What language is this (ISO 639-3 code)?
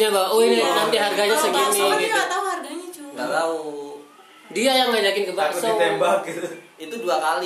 ind